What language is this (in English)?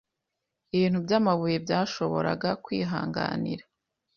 Kinyarwanda